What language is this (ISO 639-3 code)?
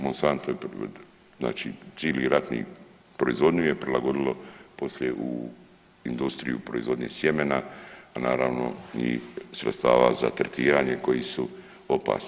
hrv